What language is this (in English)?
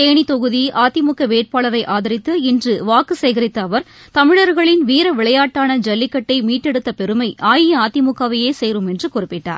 Tamil